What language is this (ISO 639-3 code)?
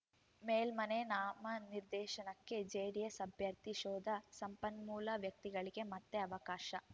kan